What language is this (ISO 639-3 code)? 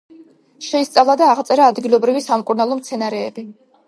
kat